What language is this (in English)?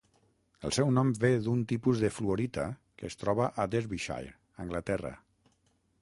Catalan